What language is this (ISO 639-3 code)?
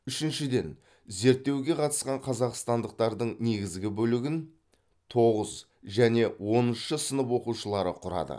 kaz